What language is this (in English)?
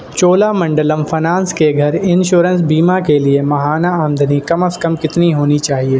Urdu